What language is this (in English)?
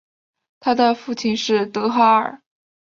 Chinese